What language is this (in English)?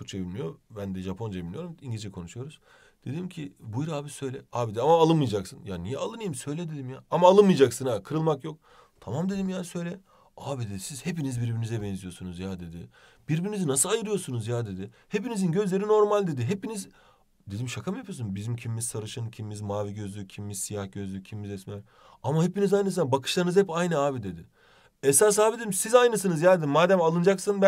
Turkish